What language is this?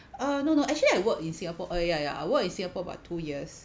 English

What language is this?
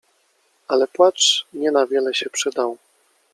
Polish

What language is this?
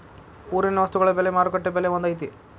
Kannada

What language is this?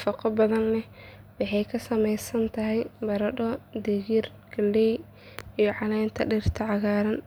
Somali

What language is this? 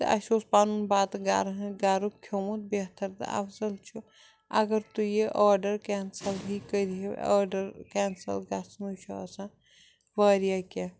Kashmiri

